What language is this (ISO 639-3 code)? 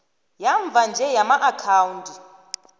nbl